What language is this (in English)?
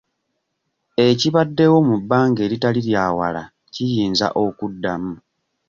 Ganda